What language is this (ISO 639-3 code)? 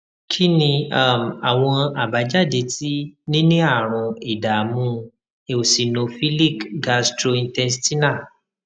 yor